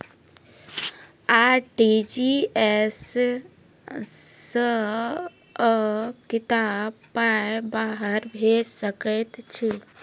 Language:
Maithili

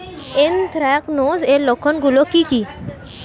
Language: Bangla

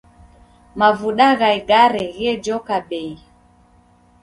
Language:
Taita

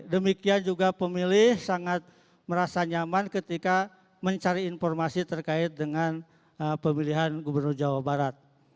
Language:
Indonesian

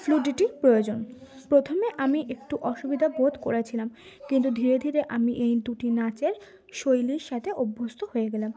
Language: Bangla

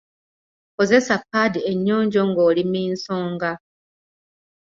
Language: Ganda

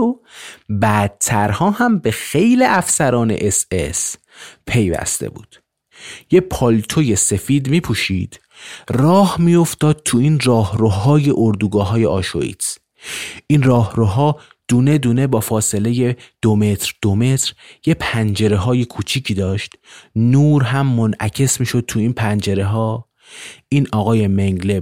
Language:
Persian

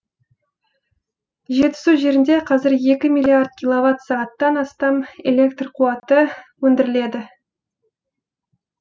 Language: Kazakh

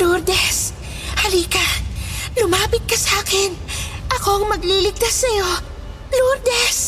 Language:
Filipino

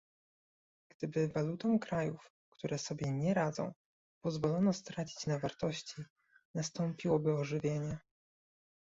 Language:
Polish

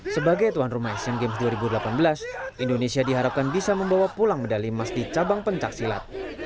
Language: Indonesian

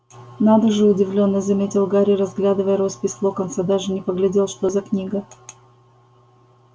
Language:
Russian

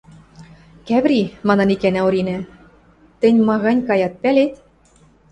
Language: Western Mari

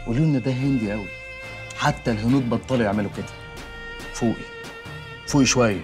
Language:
Arabic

